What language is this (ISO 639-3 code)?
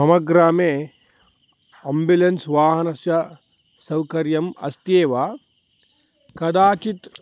san